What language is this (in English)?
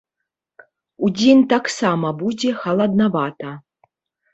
Belarusian